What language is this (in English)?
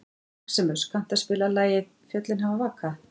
Icelandic